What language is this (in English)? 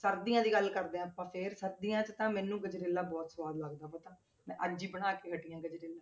Punjabi